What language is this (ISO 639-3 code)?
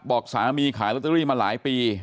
tha